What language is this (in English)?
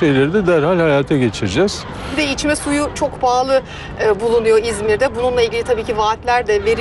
Turkish